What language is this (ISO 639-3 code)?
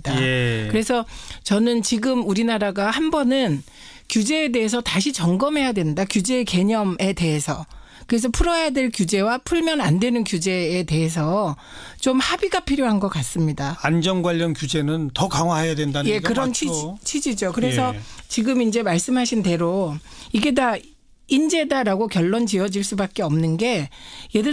kor